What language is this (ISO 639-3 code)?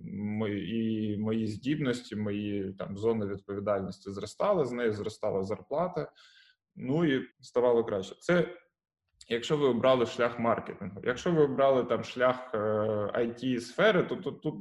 ukr